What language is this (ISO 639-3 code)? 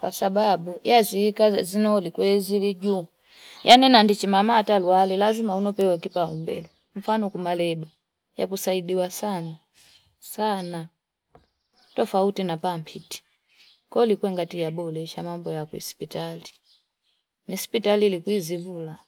fip